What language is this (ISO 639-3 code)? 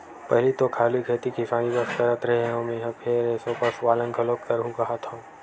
hne